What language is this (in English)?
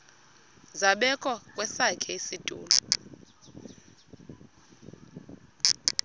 Xhosa